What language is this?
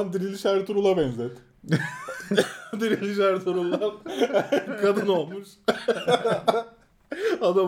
Turkish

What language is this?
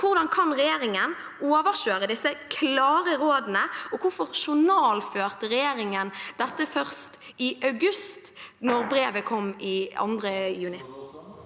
Norwegian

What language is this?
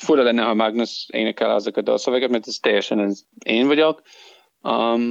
Hungarian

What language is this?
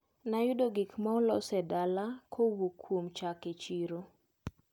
Luo (Kenya and Tanzania)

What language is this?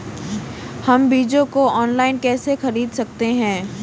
Hindi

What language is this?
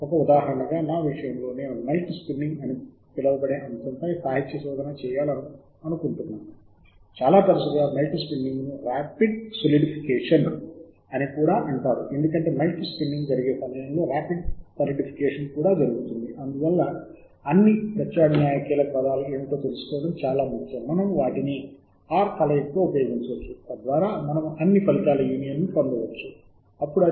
Telugu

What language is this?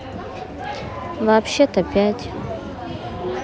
Russian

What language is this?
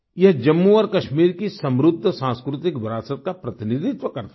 Hindi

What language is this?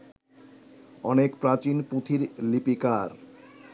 Bangla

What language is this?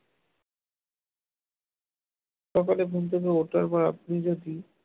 Bangla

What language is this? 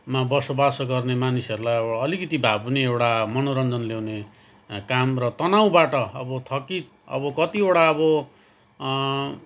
Nepali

